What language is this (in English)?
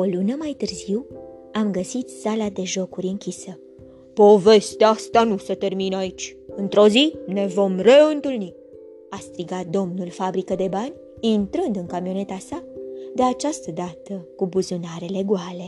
Romanian